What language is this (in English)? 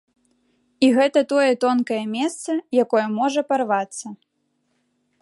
Belarusian